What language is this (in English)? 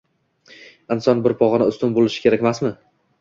Uzbek